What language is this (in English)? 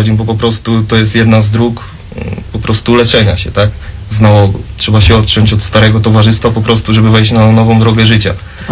Polish